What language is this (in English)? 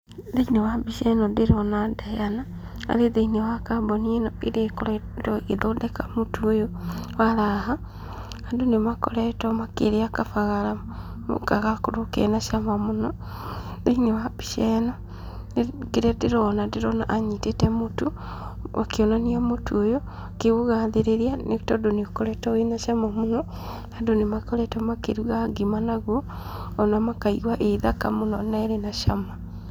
Kikuyu